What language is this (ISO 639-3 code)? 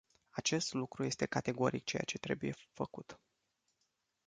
ron